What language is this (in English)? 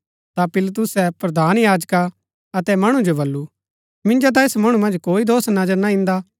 Gaddi